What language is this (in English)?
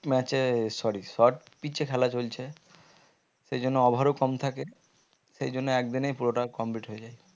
Bangla